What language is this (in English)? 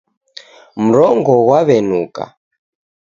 Taita